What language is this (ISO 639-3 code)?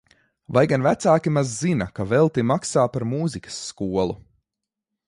lav